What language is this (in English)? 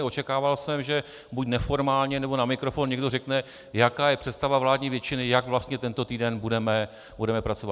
Czech